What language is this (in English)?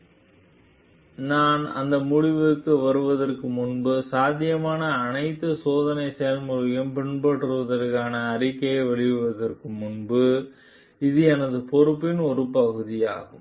Tamil